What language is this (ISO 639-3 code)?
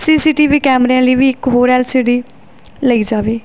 pan